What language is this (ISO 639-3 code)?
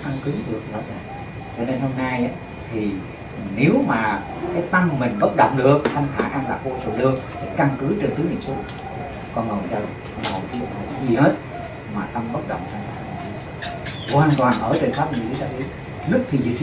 vie